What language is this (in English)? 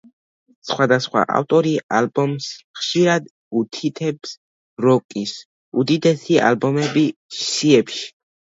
Georgian